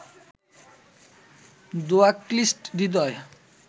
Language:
Bangla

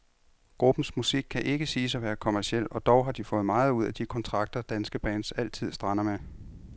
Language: Danish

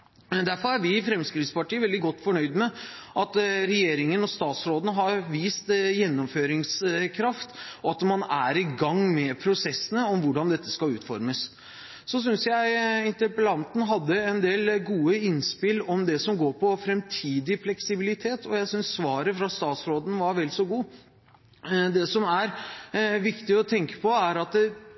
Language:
Norwegian Bokmål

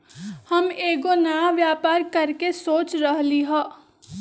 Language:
Magahi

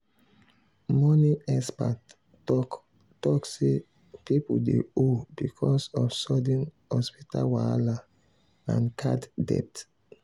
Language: Nigerian Pidgin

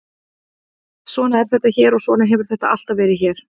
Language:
Icelandic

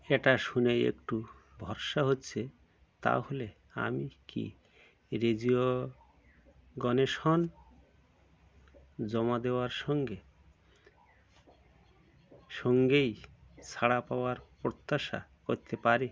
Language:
Bangla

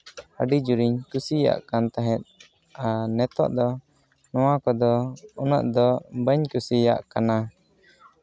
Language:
Santali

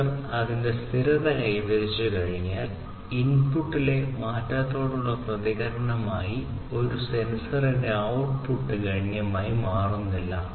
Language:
Malayalam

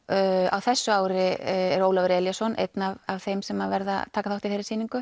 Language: Icelandic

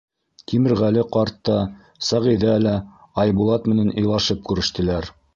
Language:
Bashkir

